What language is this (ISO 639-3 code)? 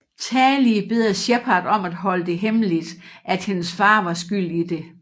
dan